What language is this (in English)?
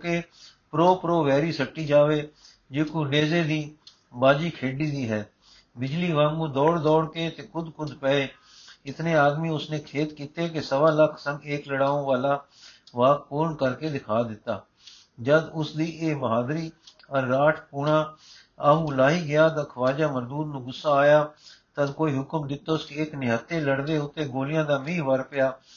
Punjabi